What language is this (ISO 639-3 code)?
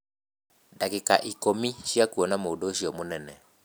kik